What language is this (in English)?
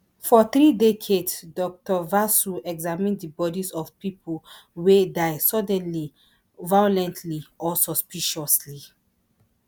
Nigerian Pidgin